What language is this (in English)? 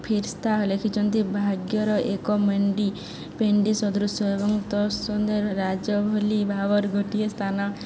Odia